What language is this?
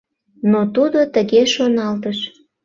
Mari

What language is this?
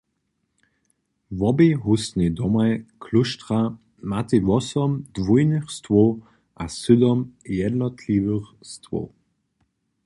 Upper Sorbian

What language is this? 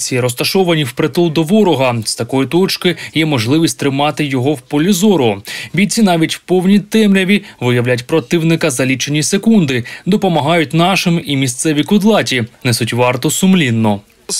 Ukrainian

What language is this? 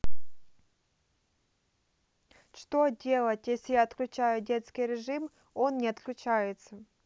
Russian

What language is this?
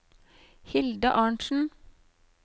Norwegian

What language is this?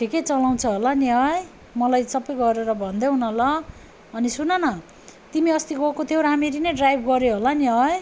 Nepali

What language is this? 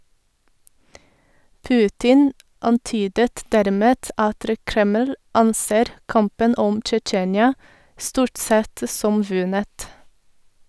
Norwegian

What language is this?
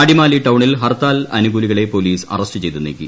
Malayalam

